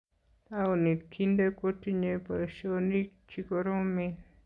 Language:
Kalenjin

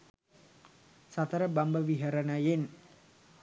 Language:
Sinhala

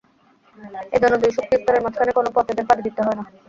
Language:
Bangla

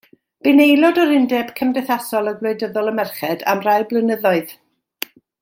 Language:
Welsh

